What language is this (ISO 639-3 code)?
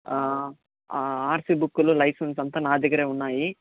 tel